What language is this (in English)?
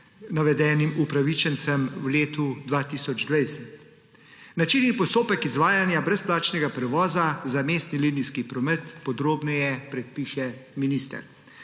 Slovenian